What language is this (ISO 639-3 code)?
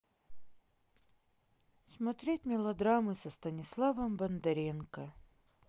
rus